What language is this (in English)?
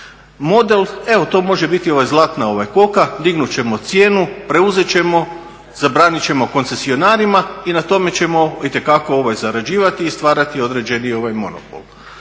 Croatian